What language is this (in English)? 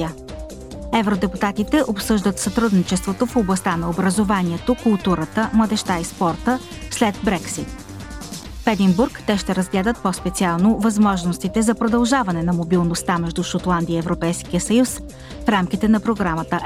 Bulgarian